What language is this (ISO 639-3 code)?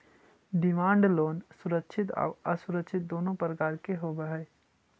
mag